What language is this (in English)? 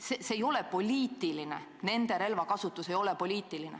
Estonian